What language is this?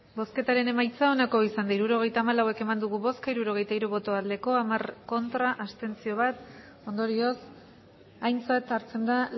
Basque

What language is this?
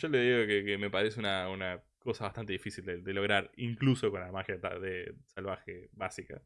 Spanish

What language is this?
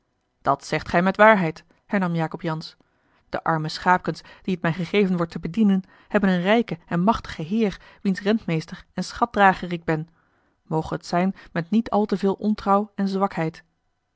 Dutch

